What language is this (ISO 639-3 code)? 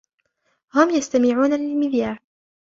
ara